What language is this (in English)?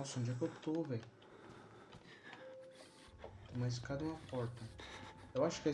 Portuguese